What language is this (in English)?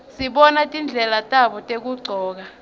Swati